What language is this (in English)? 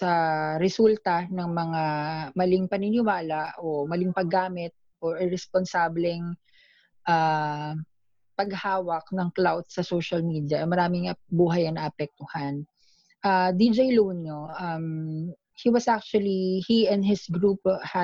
Filipino